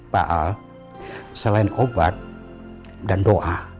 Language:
Indonesian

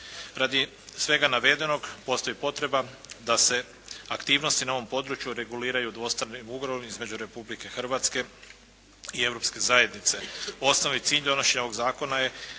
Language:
Croatian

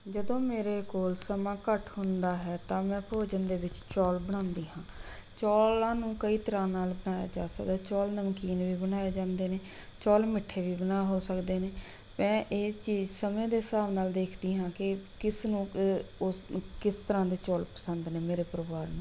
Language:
Punjabi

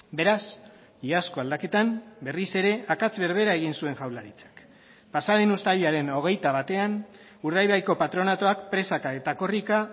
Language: Basque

